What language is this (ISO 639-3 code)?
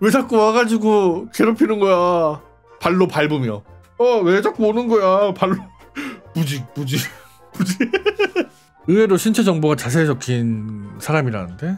kor